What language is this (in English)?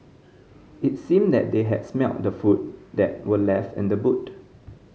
English